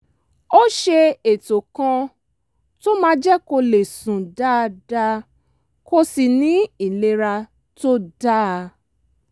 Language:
Yoruba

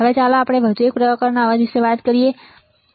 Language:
Gujarati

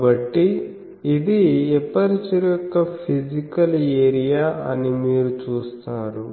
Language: Telugu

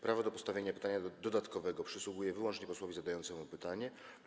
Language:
Polish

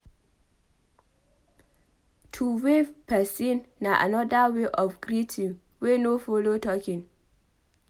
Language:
Nigerian Pidgin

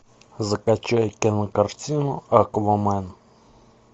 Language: Russian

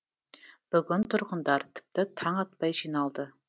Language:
Kazakh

